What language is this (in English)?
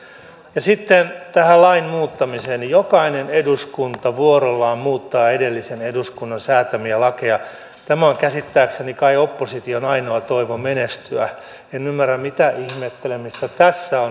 Finnish